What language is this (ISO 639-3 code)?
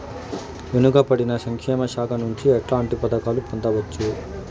tel